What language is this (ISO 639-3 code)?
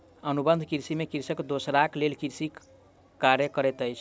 mai